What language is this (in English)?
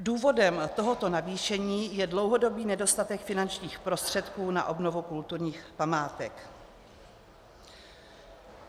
Czech